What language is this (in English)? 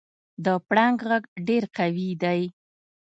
Pashto